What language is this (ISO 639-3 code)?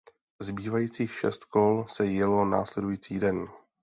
ces